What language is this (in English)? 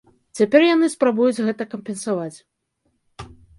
Belarusian